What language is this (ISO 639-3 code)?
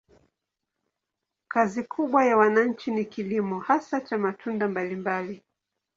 swa